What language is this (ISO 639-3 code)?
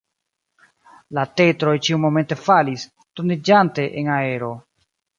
epo